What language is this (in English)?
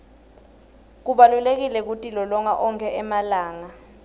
Swati